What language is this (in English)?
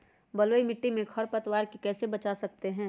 Magahi